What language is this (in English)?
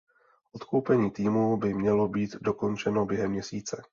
Czech